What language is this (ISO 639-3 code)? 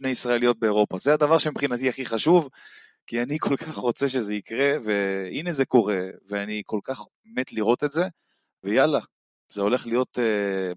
heb